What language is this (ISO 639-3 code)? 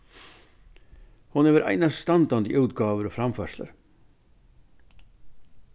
fao